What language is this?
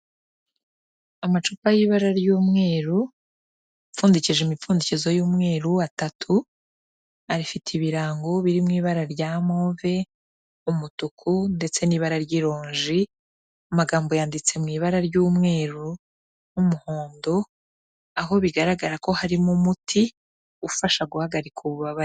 Kinyarwanda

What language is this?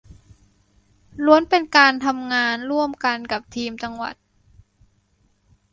Thai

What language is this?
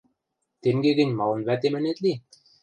Western Mari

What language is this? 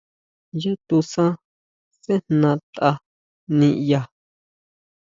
Huautla Mazatec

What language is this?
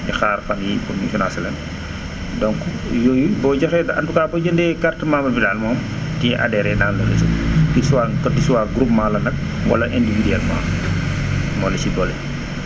Wolof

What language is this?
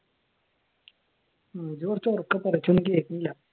Malayalam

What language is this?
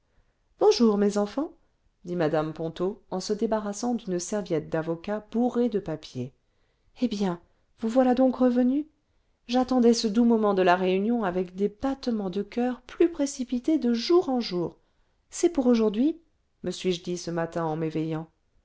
French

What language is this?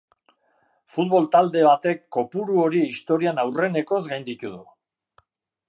Basque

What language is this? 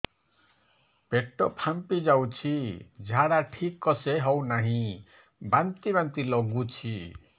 Odia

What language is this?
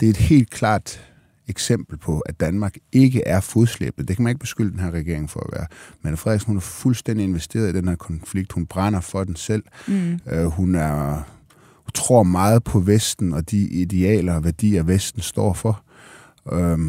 Danish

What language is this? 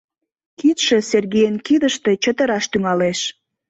Mari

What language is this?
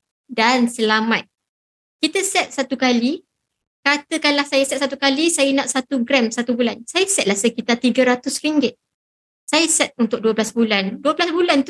Malay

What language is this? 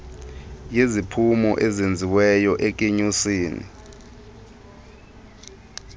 Xhosa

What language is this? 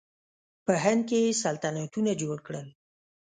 Pashto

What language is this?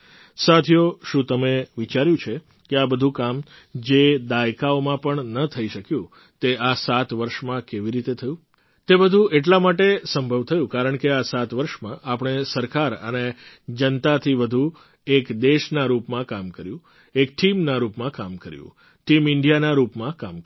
Gujarati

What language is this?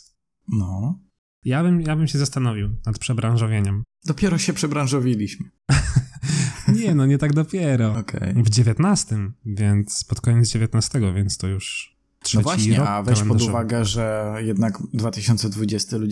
Polish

